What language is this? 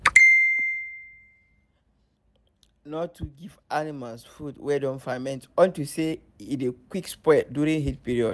Nigerian Pidgin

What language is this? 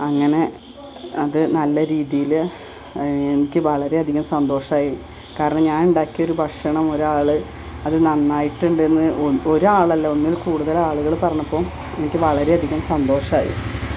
Malayalam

